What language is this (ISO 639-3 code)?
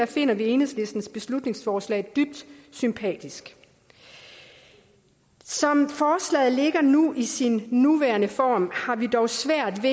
dan